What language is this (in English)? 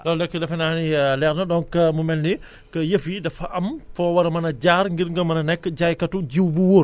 Wolof